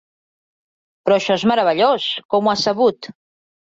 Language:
Catalan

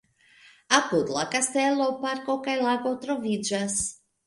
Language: Esperanto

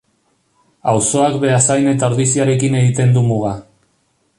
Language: Basque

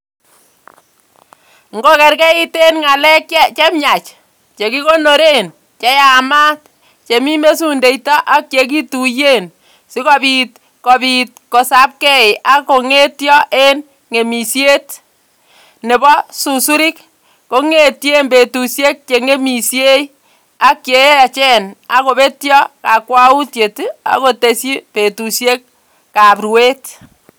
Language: Kalenjin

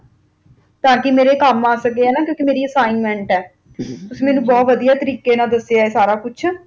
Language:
Punjabi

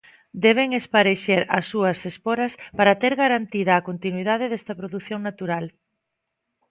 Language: Galician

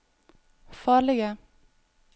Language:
Norwegian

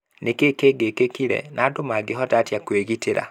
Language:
Kikuyu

